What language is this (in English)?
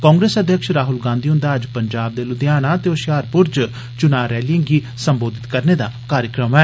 Dogri